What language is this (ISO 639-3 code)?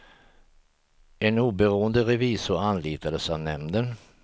swe